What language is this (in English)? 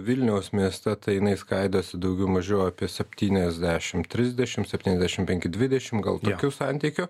Lithuanian